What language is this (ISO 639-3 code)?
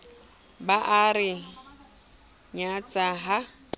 sot